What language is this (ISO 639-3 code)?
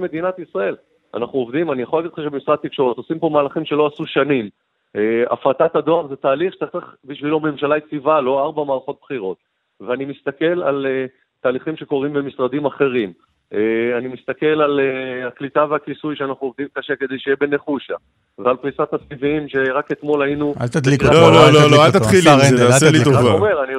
heb